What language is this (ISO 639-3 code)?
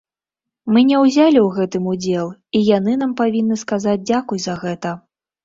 bel